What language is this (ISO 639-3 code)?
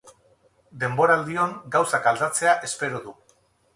eus